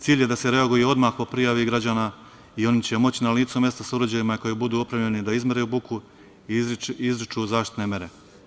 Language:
Serbian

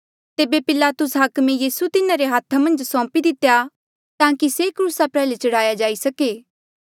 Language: Mandeali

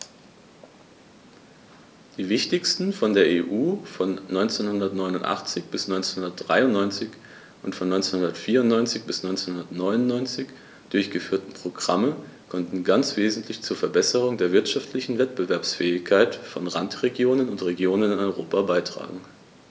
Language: German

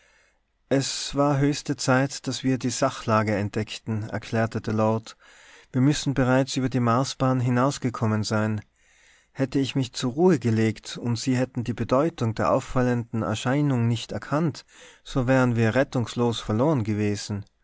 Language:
German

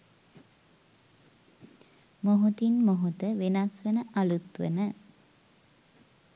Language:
Sinhala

